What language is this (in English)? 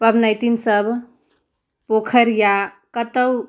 Maithili